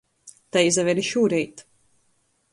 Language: Latgalian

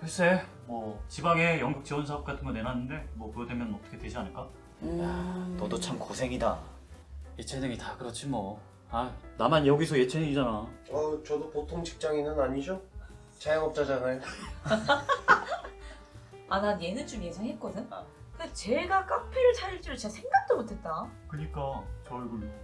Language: Korean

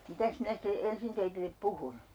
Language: Finnish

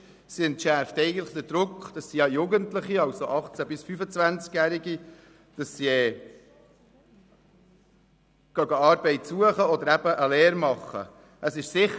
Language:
Swiss German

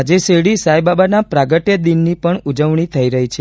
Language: Gujarati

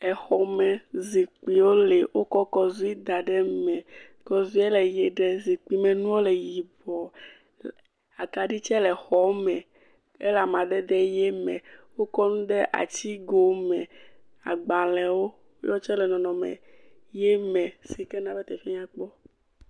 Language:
Ewe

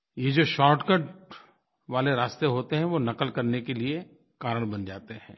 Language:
Hindi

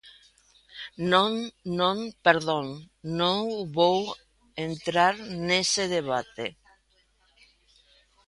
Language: Galician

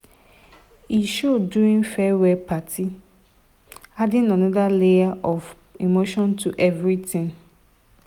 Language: Nigerian Pidgin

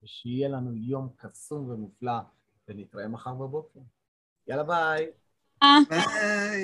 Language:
Hebrew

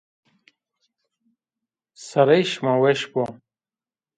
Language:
Zaza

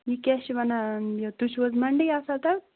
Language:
Kashmiri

